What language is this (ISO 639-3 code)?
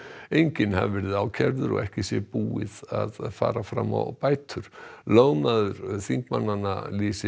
isl